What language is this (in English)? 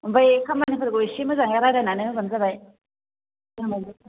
Bodo